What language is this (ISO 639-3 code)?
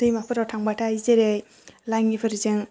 brx